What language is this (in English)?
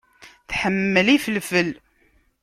Kabyle